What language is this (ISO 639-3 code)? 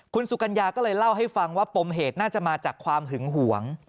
tha